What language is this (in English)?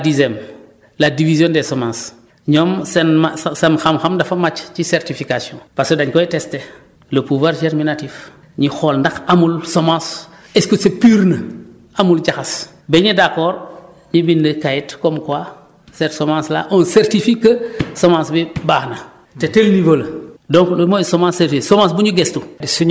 Wolof